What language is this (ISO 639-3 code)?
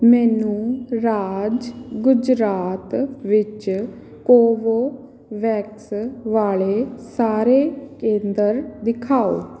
pan